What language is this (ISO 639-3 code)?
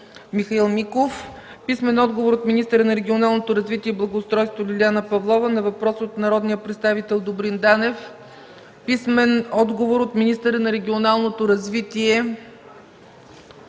bul